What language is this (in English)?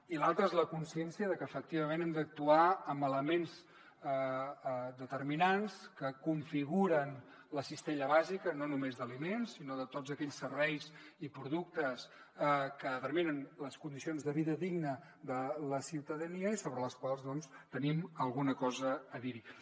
Catalan